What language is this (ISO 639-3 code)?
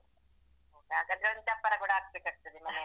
kan